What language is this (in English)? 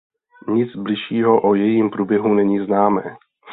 Czech